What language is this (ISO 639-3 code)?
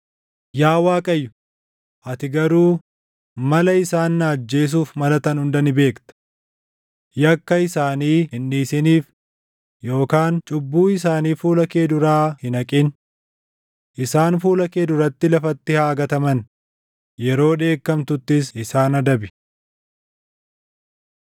orm